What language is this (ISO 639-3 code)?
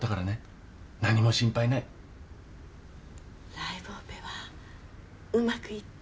jpn